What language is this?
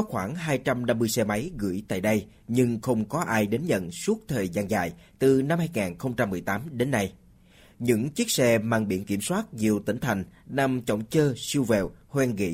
Vietnamese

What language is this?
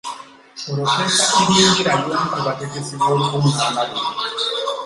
Ganda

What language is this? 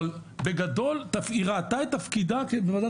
Hebrew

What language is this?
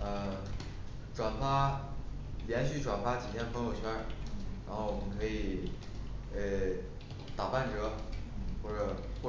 Chinese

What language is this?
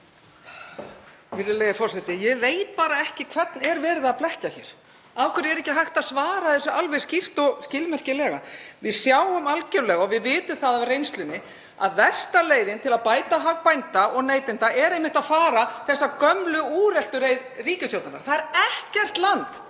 Icelandic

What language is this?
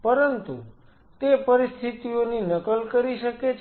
Gujarati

